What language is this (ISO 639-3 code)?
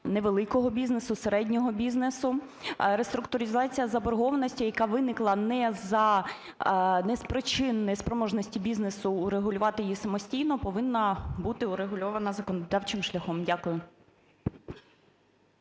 ukr